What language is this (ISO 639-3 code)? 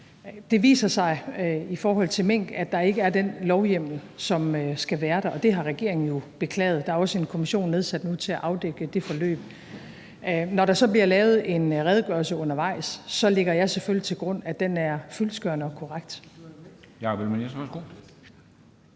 dan